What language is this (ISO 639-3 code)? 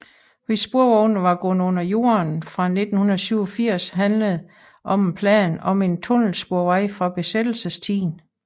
dan